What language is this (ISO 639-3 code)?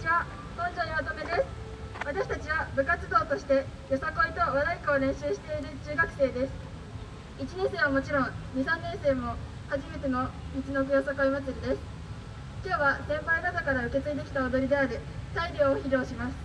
jpn